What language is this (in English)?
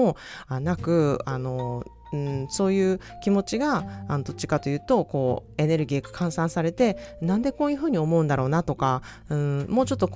Japanese